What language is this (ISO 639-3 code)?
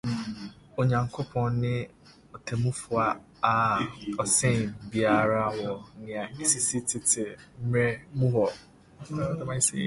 aka